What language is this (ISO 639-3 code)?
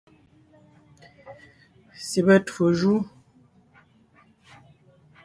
nnh